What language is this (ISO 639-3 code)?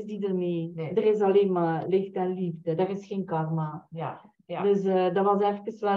nld